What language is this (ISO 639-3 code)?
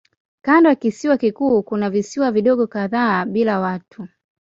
swa